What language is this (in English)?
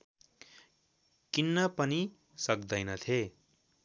Nepali